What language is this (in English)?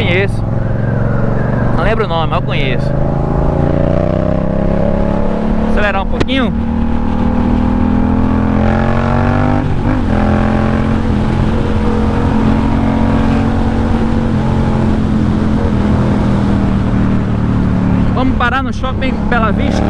Portuguese